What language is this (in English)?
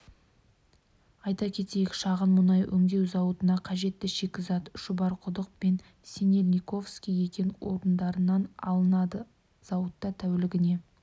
Kazakh